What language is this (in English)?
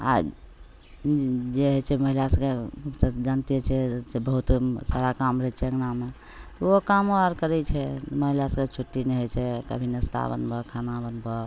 Maithili